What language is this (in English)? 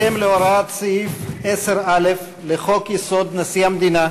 Hebrew